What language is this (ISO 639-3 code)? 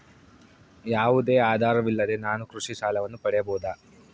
kan